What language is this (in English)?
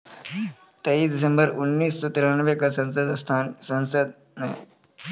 Maithili